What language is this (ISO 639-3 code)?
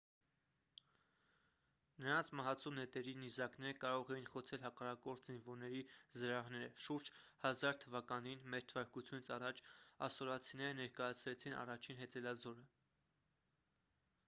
hye